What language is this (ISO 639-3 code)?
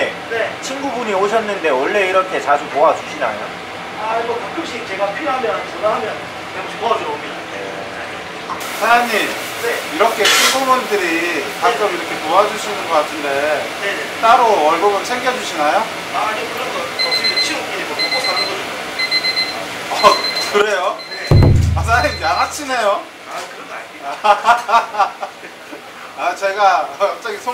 kor